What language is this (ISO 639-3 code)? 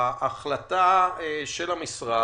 heb